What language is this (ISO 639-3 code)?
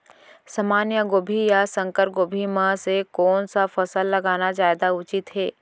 hne